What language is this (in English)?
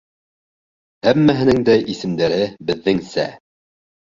Bashkir